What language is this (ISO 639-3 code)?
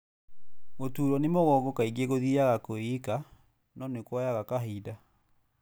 kik